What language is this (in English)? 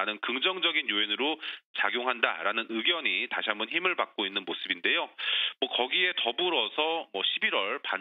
Korean